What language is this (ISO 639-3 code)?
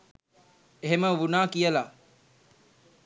sin